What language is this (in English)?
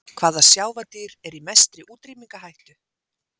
Icelandic